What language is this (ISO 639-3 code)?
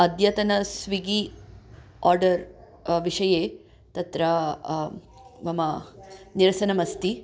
san